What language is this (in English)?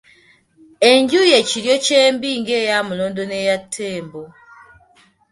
Ganda